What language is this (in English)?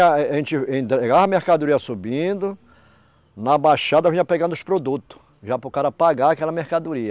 Portuguese